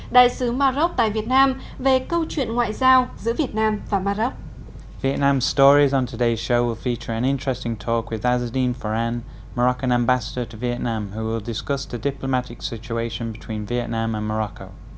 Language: Vietnamese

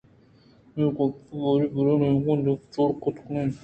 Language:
Eastern Balochi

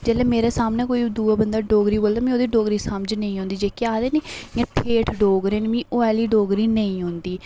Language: Dogri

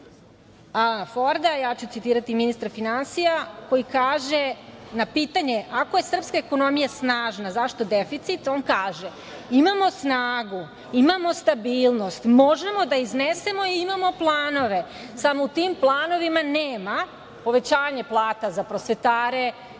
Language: Serbian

